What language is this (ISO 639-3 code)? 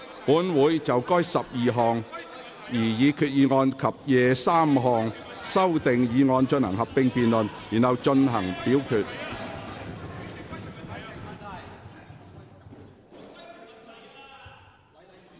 yue